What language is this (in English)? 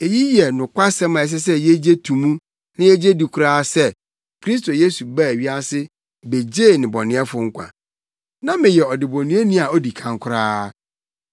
Akan